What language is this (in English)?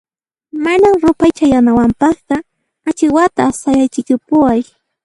Puno Quechua